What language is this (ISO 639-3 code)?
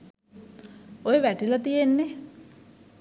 sin